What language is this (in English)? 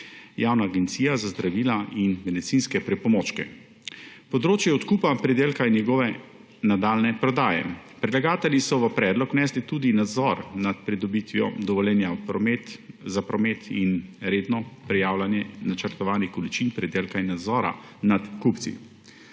Slovenian